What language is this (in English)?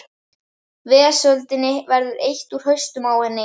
Icelandic